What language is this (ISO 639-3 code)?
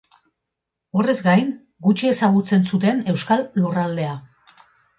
eus